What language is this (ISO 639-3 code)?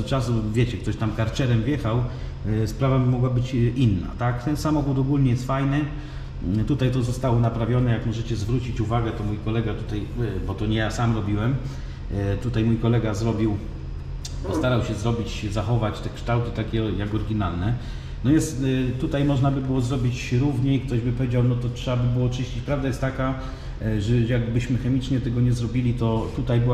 pol